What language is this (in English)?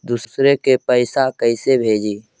Magahi